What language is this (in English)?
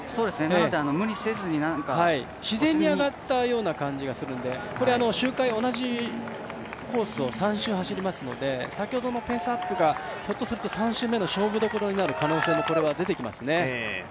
Japanese